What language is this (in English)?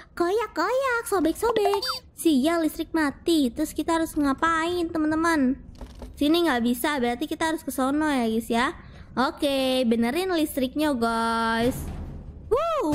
Indonesian